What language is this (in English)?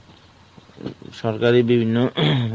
Bangla